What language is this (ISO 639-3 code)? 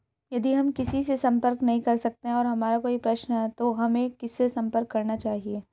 hin